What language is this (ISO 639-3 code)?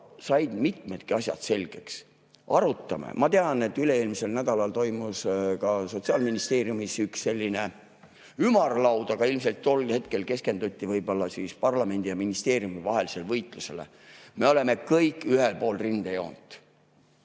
est